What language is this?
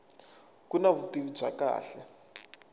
Tsonga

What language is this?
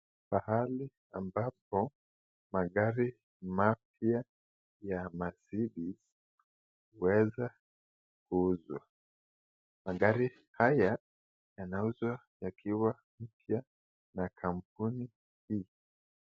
Swahili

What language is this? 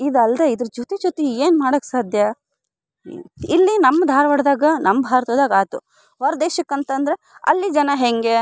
Kannada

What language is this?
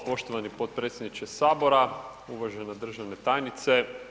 Croatian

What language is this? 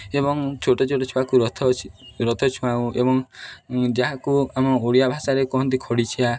Odia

